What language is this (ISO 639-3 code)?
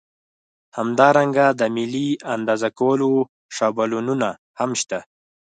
pus